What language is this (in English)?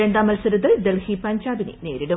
Malayalam